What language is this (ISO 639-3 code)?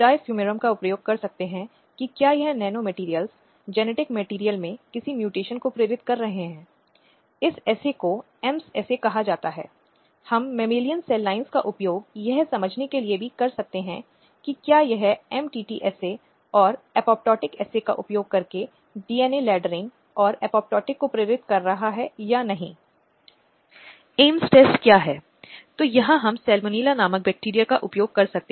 hin